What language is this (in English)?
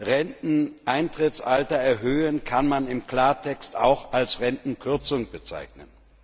German